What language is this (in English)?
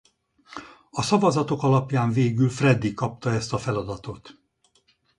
Hungarian